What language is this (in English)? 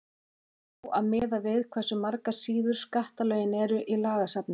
Icelandic